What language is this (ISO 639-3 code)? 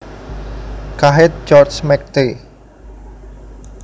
jav